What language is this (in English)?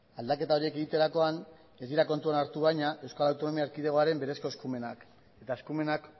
Basque